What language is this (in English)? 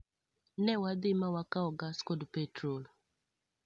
Luo (Kenya and Tanzania)